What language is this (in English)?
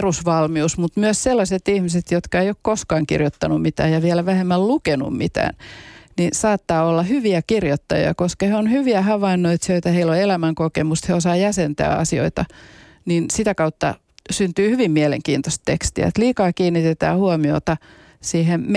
Finnish